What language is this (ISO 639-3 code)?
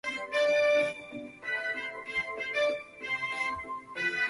zho